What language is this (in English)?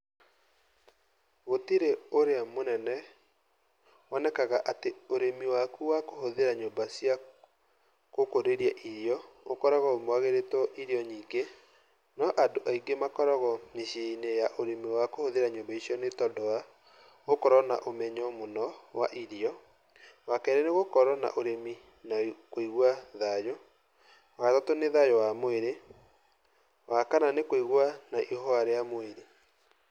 Kikuyu